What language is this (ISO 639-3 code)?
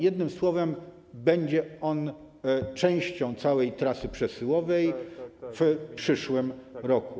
pol